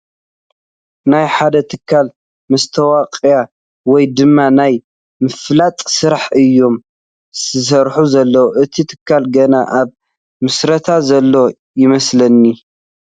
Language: Tigrinya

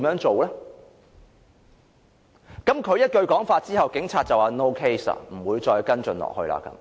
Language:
Cantonese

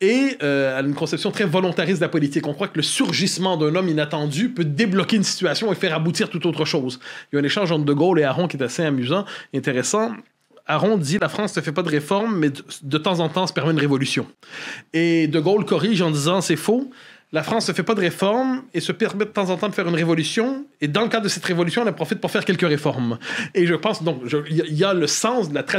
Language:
French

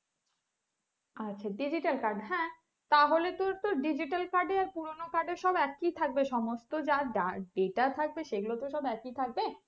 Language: Bangla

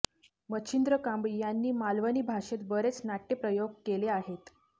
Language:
Marathi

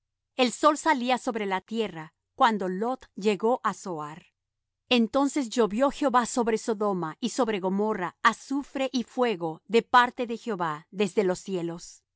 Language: Spanish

